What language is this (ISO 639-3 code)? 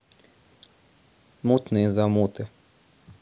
rus